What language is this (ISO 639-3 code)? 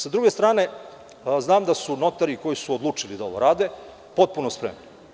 srp